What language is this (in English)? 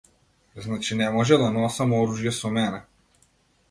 Macedonian